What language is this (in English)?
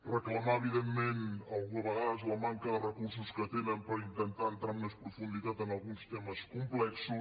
Catalan